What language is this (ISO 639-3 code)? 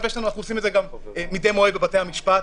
heb